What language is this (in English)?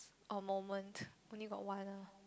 English